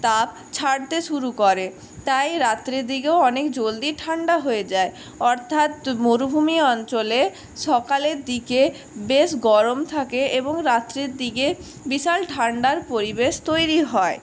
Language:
Bangla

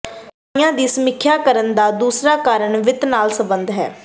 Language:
Punjabi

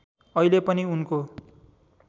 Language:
Nepali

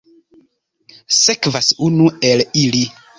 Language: Esperanto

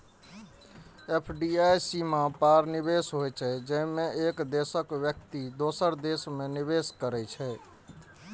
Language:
Maithili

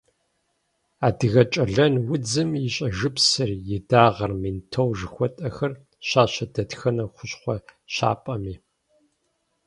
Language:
Kabardian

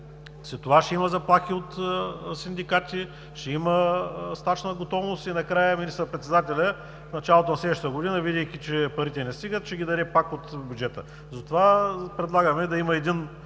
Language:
Bulgarian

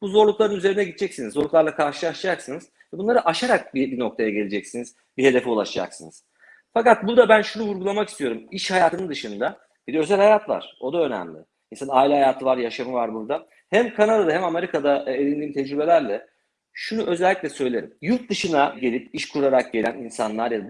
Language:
Turkish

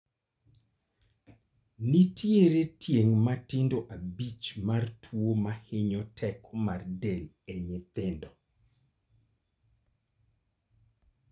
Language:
Luo (Kenya and Tanzania)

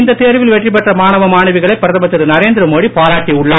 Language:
Tamil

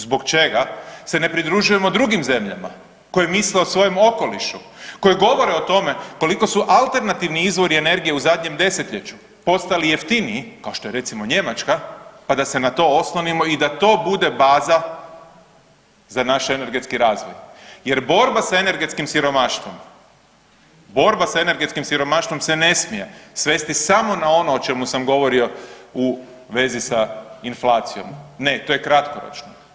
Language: Croatian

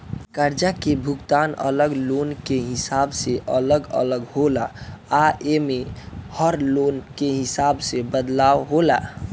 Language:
Bhojpuri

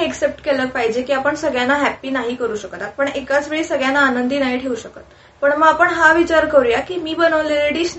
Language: Marathi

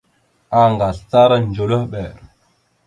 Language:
Mada (Cameroon)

